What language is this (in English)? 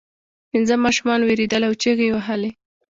Pashto